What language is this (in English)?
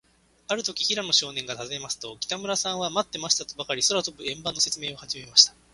Japanese